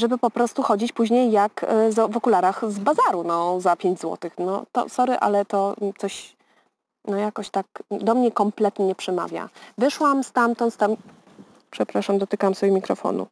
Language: Polish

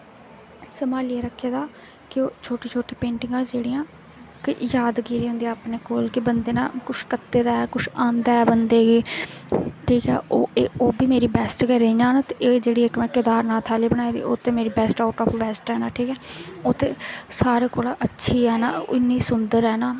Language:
Dogri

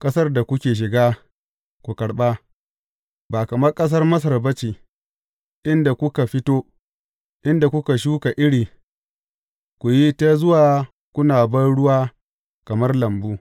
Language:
Hausa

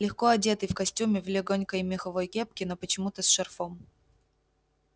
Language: Russian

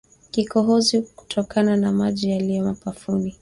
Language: Swahili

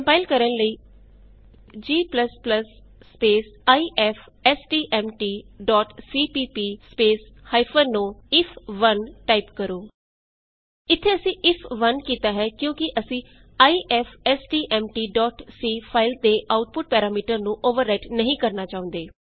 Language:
Punjabi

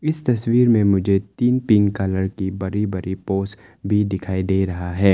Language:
Hindi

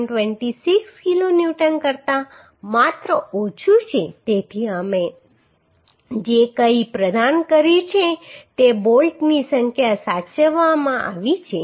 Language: Gujarati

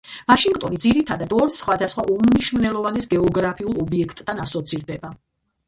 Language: Georgian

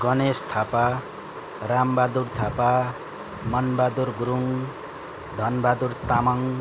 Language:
Nepali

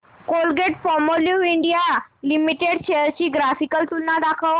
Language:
Marathi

